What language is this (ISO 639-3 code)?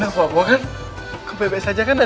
ind